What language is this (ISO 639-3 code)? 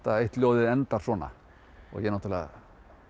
isl